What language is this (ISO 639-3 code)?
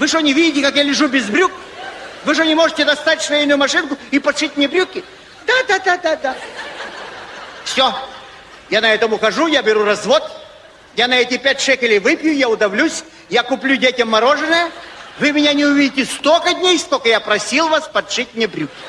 rus